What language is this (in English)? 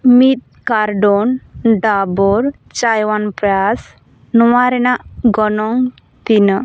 Santali